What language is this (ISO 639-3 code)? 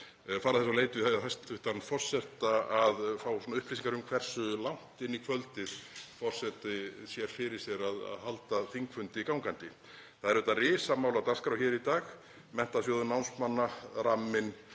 isl